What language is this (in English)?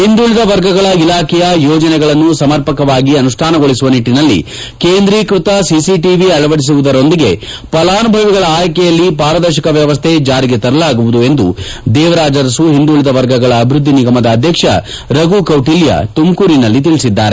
Kannada